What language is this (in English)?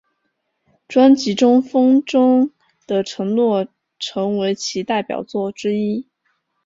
Chinese